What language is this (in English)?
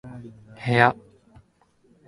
Japanese